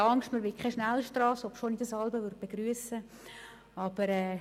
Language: Swiss German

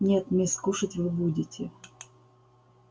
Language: Russian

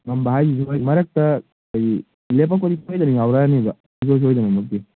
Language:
Manipuri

